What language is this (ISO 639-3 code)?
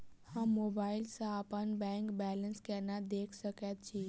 mai